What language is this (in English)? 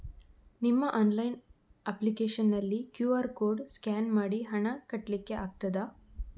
Kannada